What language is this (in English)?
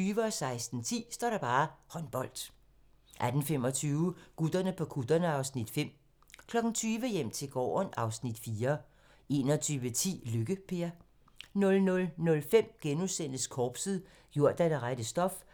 Danish